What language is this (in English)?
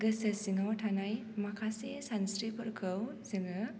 Bodo